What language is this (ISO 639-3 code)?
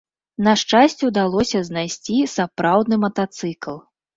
bel